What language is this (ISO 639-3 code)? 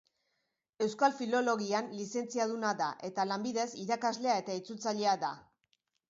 eus